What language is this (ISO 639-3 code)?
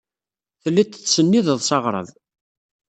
kab